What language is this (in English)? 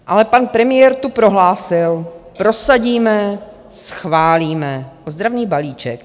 Czech